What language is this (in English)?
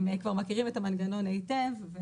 Hebrew